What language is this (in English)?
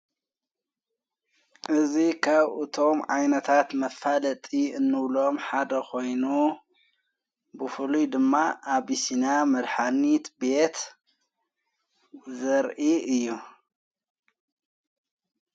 Tigrinya